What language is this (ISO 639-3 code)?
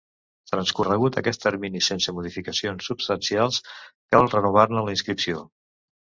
cat